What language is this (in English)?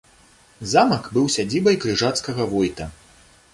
Belarusian